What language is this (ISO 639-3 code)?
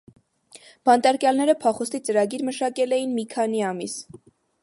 hye